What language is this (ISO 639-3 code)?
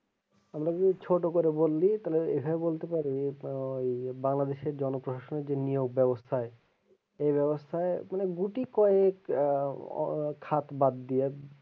ben